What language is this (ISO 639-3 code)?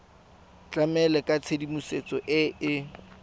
tsn